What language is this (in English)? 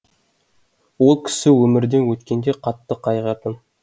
Kazakh